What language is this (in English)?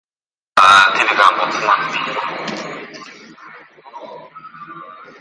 Uzbek